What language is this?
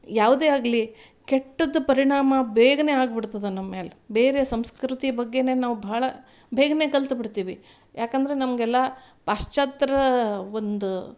Kannada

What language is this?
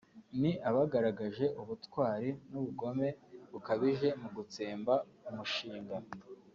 Kinyarwanda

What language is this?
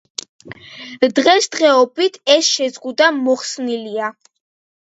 Georgian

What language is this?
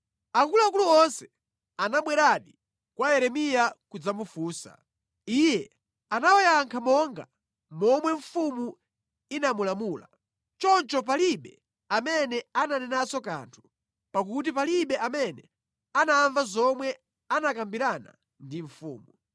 Nyanja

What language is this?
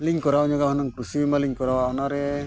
Santali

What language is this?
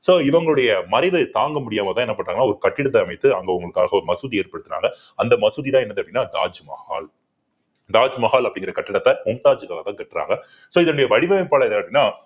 Tamil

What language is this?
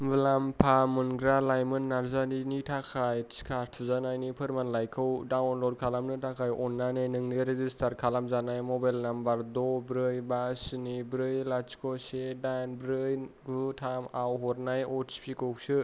Bodo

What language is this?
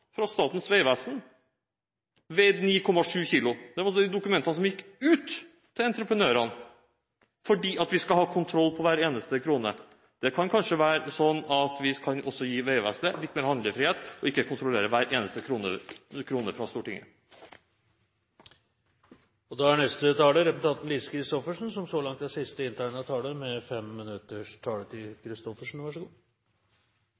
Norwegian Bokmål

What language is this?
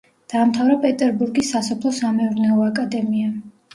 Georgian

